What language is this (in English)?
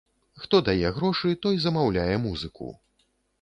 Belarusian